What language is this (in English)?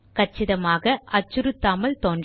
Tamil